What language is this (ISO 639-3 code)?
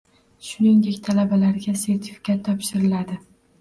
uzb